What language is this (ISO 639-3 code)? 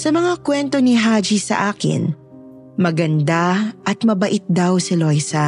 fil